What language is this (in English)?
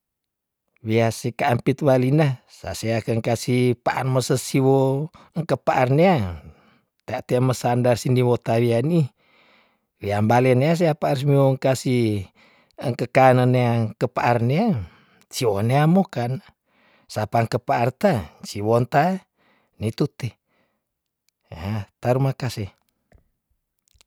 Tondano